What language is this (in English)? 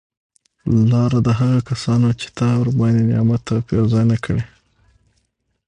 Pashto